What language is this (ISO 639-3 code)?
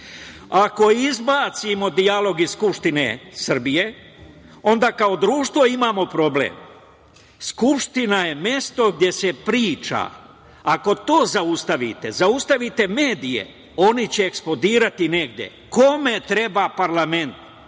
srp